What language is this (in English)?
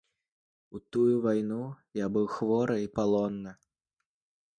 Belarusian